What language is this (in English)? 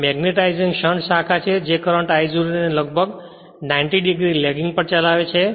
Gujarati